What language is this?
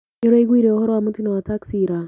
Kikuyu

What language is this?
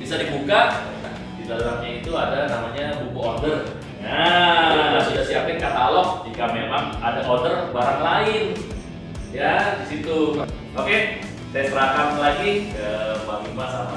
Indonesian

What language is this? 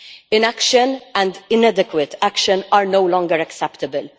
English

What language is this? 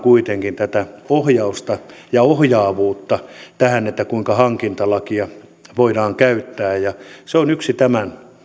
Finnish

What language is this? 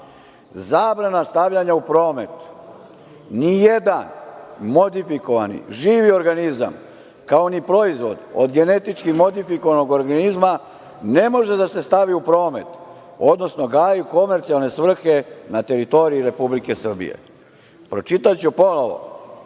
Serbian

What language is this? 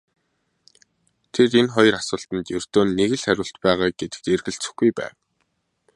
Mongolian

